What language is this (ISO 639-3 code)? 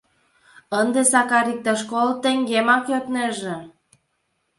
chm